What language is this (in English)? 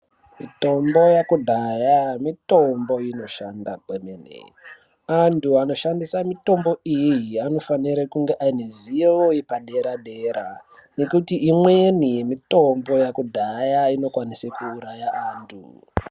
Ndau